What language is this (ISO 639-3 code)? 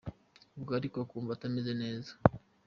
kin